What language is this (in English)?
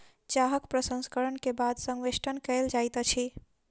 Maithili